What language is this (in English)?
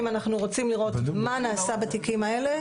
Hebrew